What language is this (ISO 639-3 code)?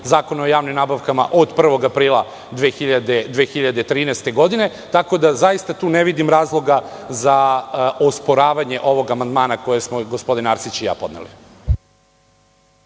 srp